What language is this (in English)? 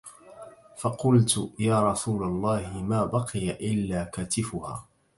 Arabic